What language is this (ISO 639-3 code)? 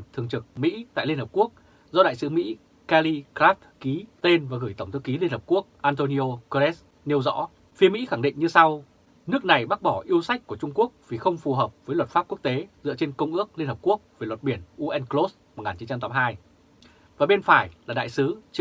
vie